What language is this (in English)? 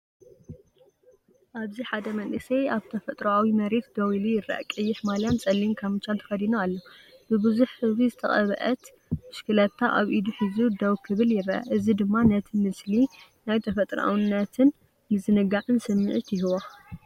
Tigrinya